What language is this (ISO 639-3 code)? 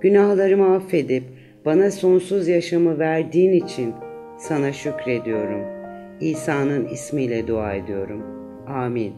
tur